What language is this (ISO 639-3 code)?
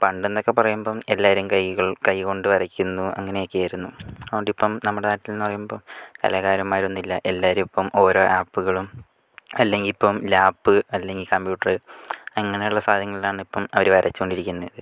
mal